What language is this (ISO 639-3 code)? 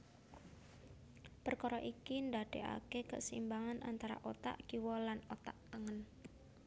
jav